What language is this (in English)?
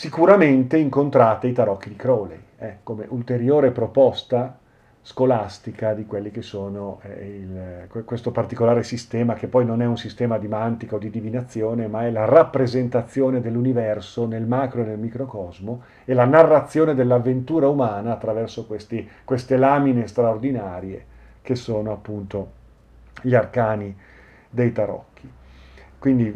Italian